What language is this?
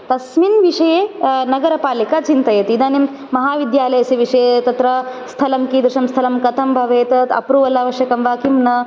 Sanskrit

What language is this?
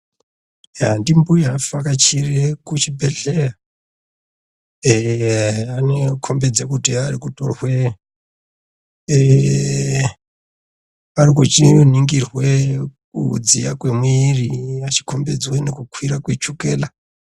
Ndau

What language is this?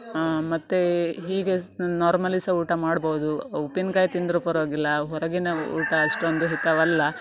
Kannada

